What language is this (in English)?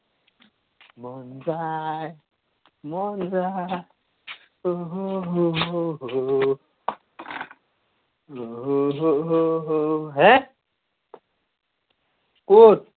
Assamese